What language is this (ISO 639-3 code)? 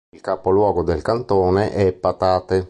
ita